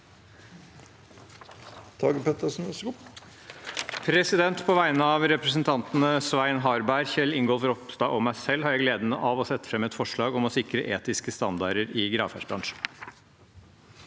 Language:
Norwegian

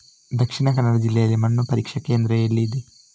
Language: Kannada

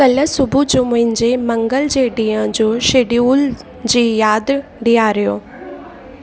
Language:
Sindhi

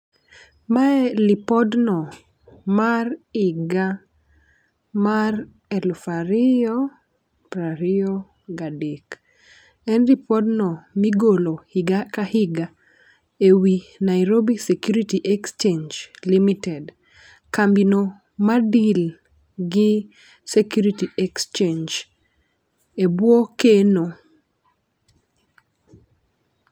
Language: Luo (Kenya and Tanzania)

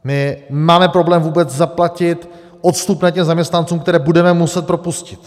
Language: Czech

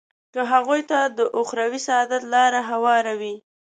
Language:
Pashto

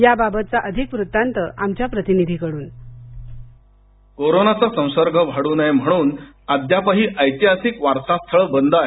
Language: Marathi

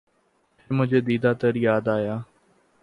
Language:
Urdu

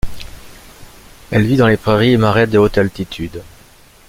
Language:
French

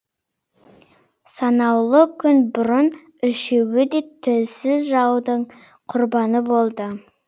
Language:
Kazakh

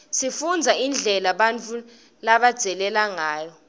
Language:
Swati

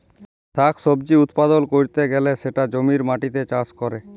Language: Bangla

